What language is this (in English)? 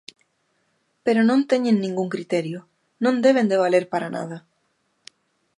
Galician